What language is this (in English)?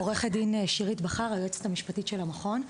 Hebrew